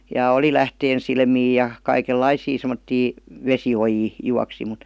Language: Finnish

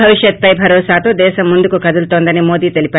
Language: Telugu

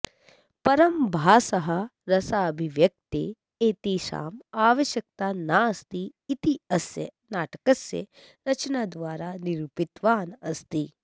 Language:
Sanskrit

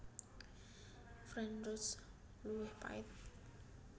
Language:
Javanese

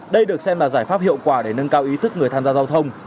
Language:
Vietnamese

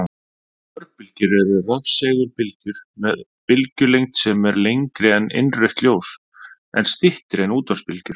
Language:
Icelandic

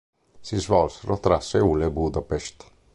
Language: Italian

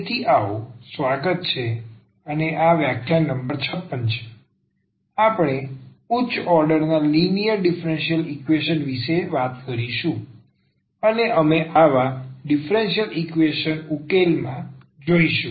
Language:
Gujarati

